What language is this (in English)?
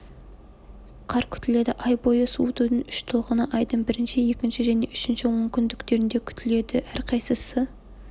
Kazakh